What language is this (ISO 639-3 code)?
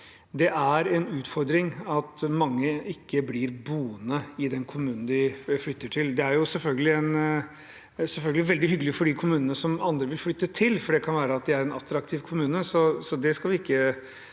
nor